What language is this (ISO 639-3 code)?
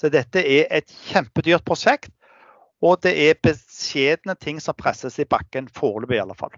nor